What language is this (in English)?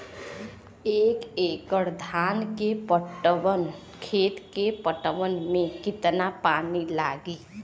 Bhojpuri